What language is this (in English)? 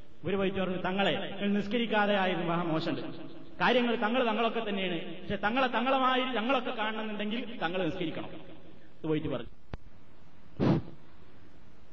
Malayalam